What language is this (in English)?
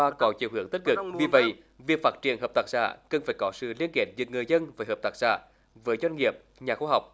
Vietnamese